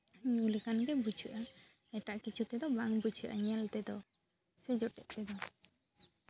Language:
Santali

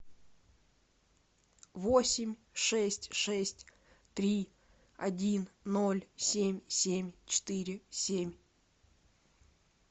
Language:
Russian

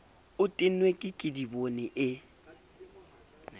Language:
Southern Sotho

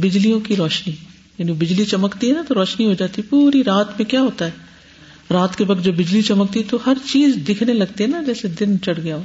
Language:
Urdu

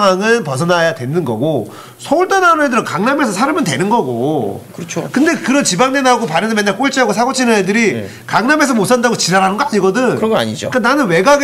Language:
Korean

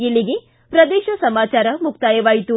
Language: Kannada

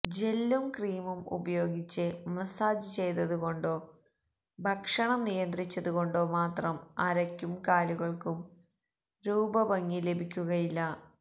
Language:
Malayalam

